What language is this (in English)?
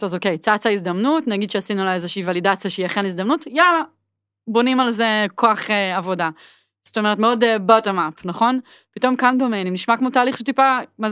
Hebrew